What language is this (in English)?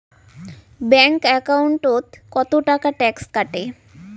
Bangla